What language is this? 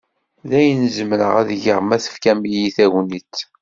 Kabyle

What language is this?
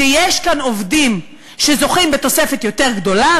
Hebrew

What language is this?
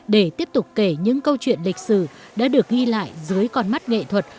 Vietnamese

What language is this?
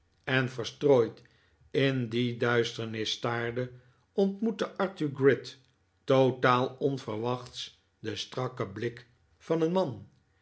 Dutch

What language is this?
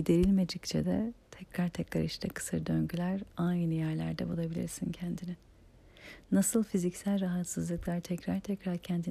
Turkish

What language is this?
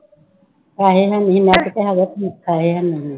Punjabi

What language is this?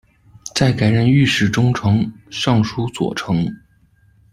Chinese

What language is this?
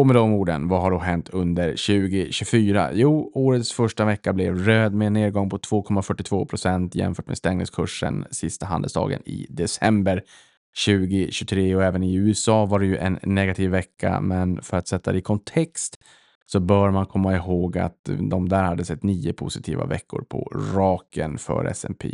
Swedish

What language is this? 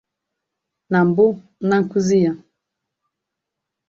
Igbo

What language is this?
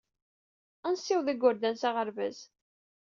Kabyle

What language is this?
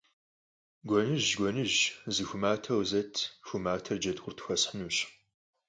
Kabardian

